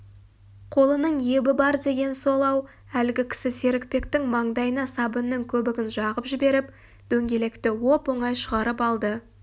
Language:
Kazakh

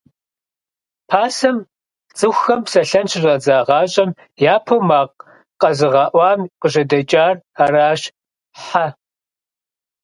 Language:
Kabardian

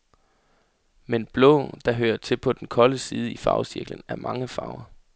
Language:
Danish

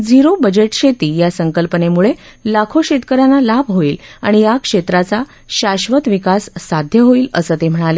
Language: Marathi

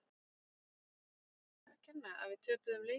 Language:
Icelandic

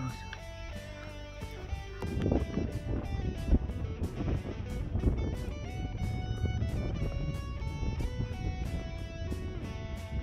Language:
Japanese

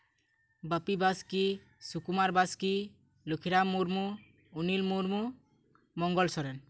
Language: Santali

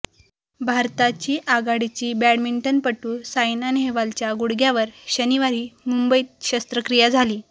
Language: Marathi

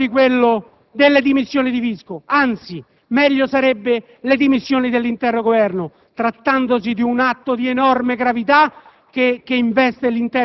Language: Italian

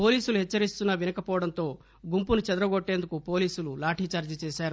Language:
Telugu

